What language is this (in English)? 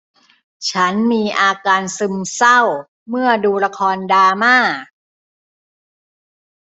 Thai